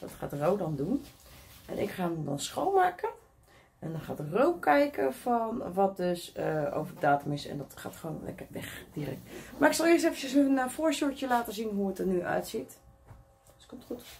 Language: Dutch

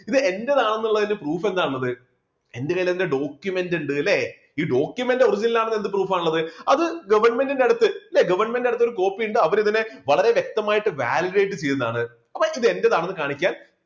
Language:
Malayalam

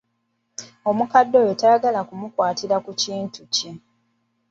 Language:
Ganda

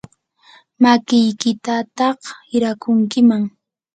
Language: Yanahuanca Pasco Quechua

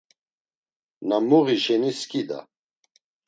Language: Laz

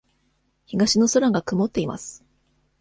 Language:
Japanese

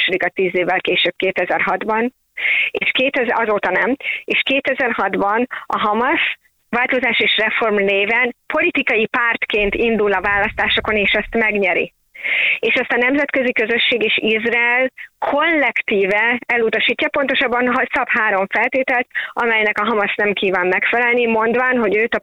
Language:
Hungarian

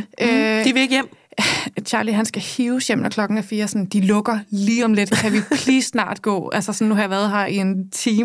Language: Danish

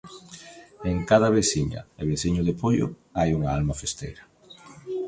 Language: Galician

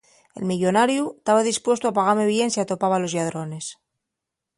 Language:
Asturian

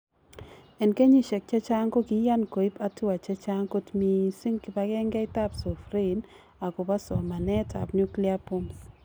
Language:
Kalenjin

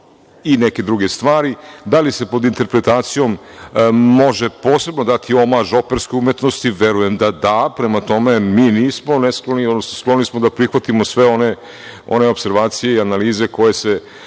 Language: Serbian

